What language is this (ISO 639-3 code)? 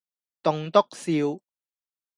yue